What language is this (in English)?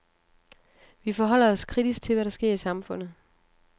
Danish